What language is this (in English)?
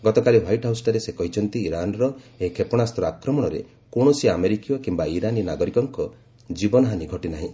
Odia